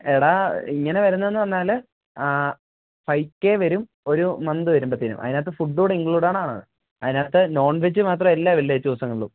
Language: Malayalam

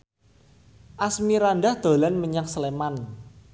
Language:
Javanese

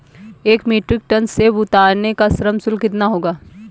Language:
Hindi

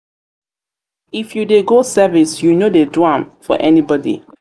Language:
Nigerian Pidgin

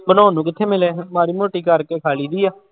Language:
Punjabi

